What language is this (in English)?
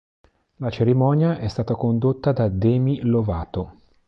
Italian